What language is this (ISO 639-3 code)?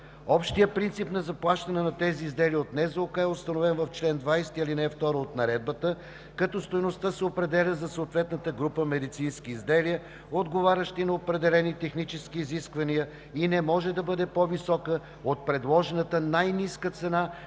bul